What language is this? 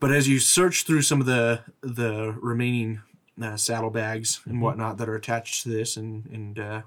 English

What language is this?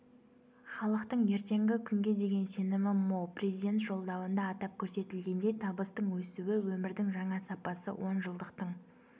Kazakh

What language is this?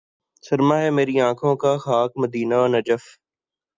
Urdu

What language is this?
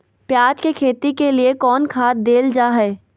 Magahi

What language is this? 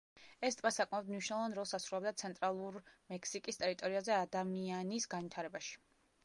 Georgian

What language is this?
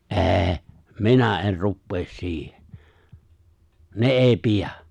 Finnish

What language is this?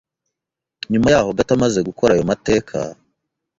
Kinyarwanda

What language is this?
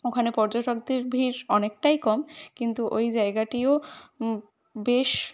Bangla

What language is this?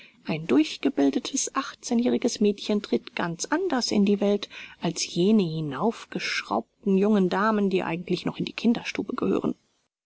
German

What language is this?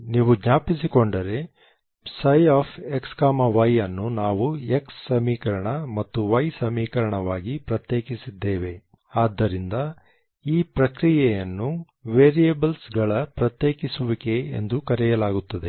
Kannada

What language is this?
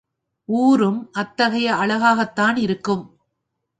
Tamil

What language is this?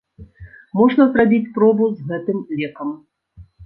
Belarusian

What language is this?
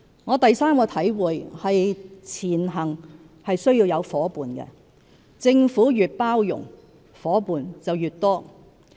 Cantonese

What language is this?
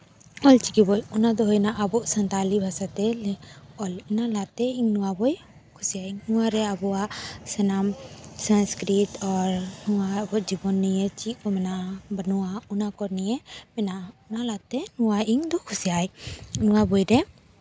Santali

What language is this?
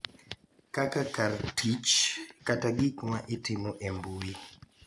Luo (Kenya and Tanzania)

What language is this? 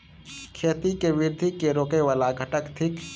Maithili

